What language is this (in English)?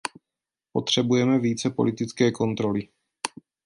Czech